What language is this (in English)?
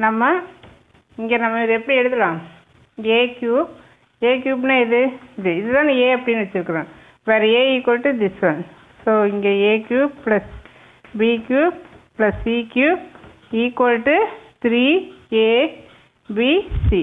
Hindi